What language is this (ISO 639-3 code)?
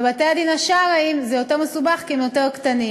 heb